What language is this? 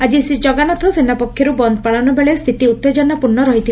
Odia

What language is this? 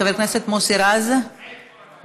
Hebrew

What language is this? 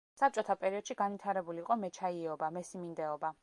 Georgian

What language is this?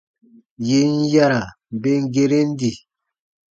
Baatonum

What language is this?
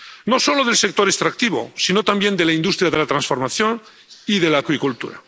Spanish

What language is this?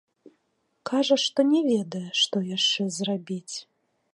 Belarusian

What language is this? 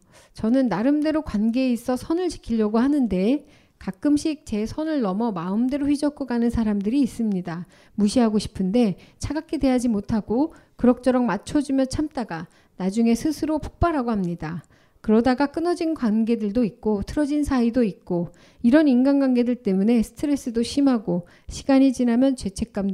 Korean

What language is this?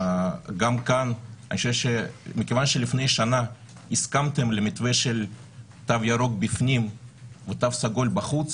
Hebrew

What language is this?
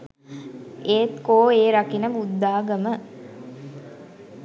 Sinhala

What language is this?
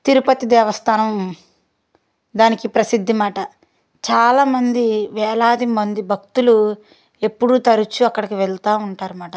Telugu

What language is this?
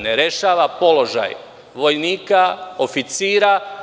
Serbian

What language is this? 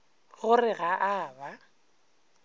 Northern Sotho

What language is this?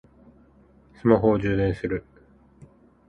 Japanese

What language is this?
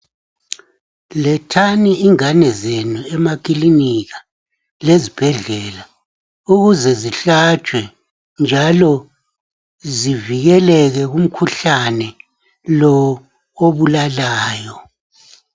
North Ndebele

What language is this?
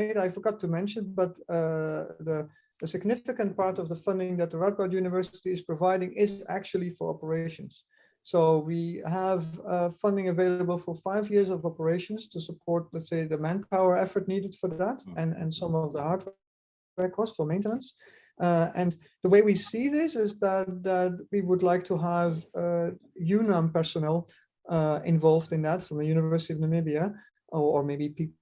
English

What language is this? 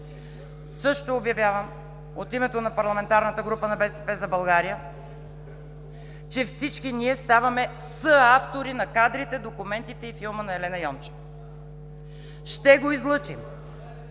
Bulgarian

